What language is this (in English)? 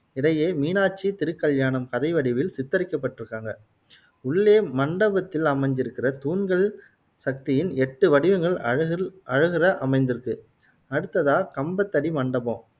Tamil